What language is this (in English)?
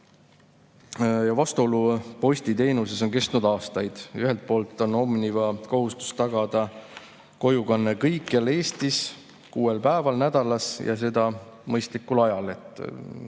Estonian